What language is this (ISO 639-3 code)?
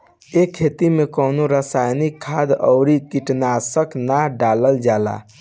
bho